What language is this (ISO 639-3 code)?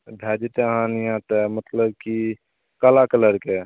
mai